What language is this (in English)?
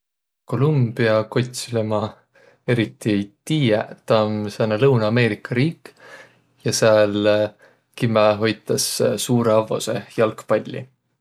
Võro